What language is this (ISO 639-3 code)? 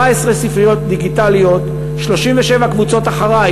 heb